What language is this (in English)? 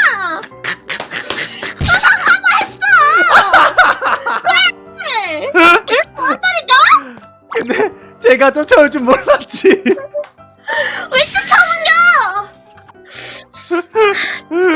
Korean